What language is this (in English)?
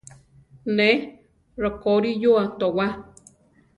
Central Tarahumara